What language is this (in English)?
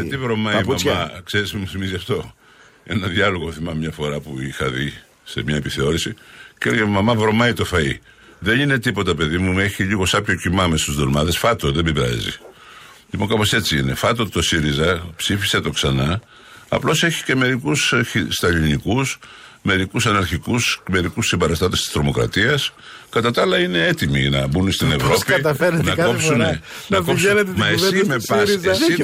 Greek